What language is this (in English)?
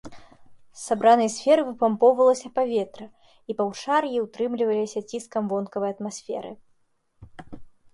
Belarusian